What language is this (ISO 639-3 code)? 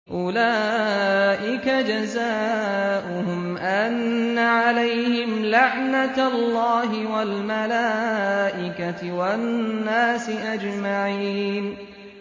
ara